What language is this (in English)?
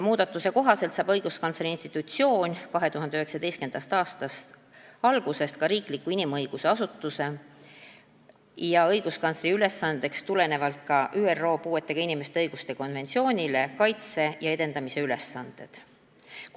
Estonian